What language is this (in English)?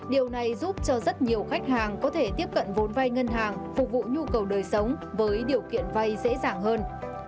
Vietnamese